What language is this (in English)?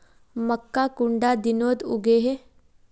Magahi